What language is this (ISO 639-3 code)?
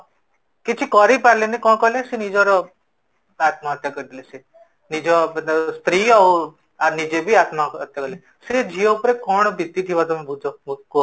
ori